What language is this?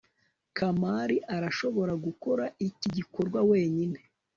Kinyarwanda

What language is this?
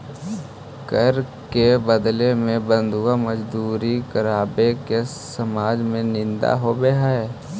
Magahi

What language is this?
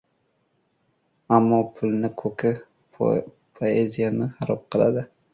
Uzbek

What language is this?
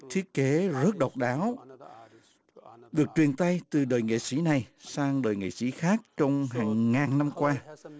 Vietnamese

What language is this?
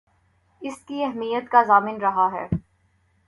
Urdu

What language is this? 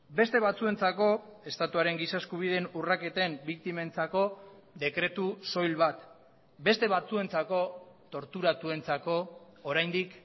Basque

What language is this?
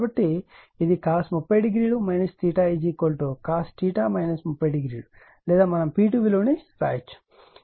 Telugu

